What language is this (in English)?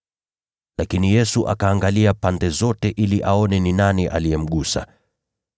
Swahili